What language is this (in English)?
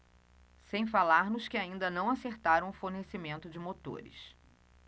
Portuguese